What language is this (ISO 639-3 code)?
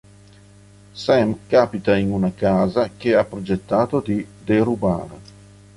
ita